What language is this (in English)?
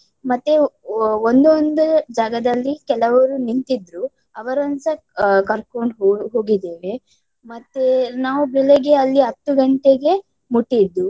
Kannada